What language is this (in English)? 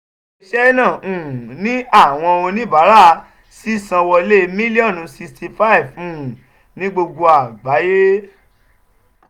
Yoruba